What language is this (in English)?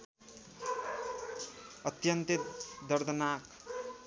Nepali